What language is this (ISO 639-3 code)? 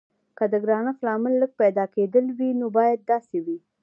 pus